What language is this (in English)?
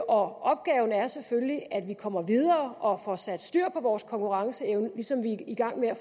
Danish